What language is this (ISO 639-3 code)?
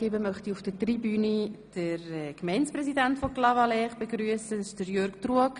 gsw